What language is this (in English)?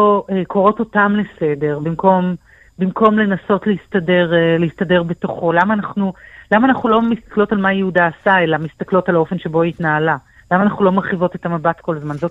Hebrew